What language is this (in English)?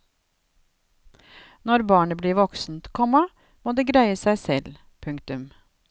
Norwegian